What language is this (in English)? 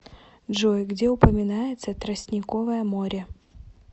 Russian